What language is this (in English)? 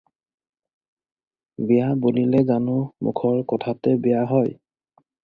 Assamese